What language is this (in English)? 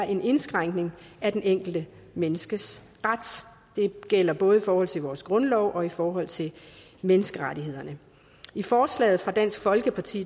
Danish